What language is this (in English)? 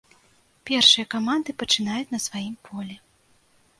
Belarusian